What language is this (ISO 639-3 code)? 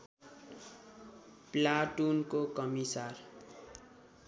nep